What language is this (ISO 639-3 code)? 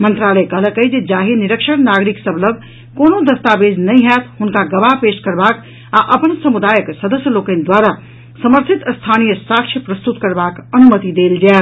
mai